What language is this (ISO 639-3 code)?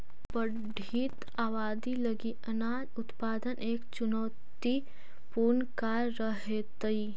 mag